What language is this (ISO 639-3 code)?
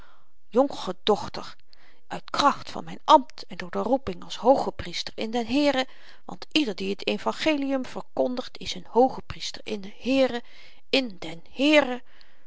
nld